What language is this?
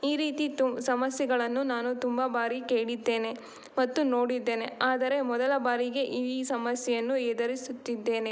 Kannada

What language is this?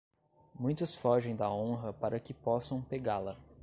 Portuguese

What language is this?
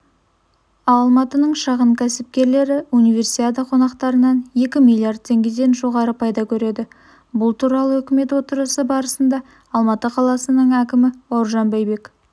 Kazakh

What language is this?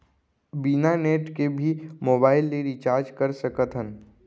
Chhattisgarhi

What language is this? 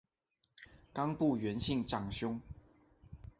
Chinese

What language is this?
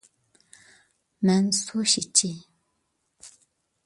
Uyghur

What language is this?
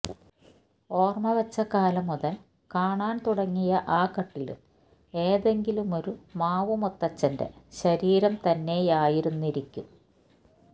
Malayalam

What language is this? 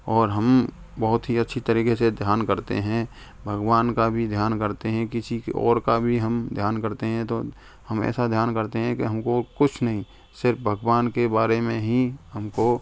Hindi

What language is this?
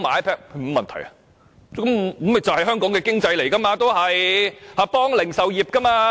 Cantonese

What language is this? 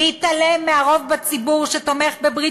Hebrew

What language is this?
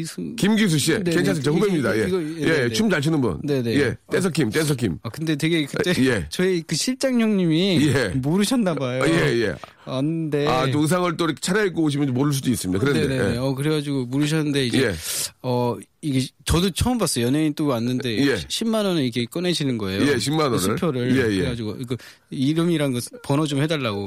Korean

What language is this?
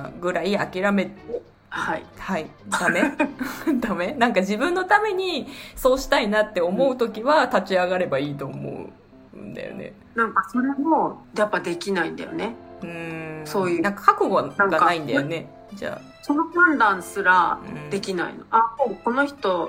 Japanese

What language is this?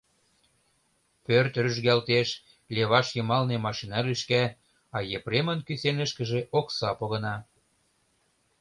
Mari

